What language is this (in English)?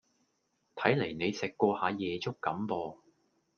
Cantonese